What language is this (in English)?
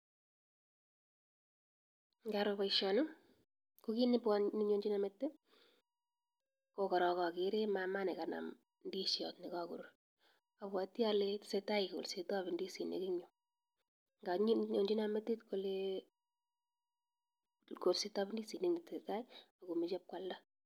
Kalenjin